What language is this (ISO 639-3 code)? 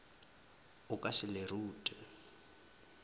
nso